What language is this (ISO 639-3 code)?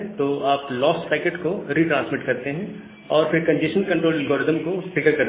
hin